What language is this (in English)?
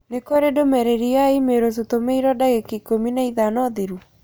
Kikuyu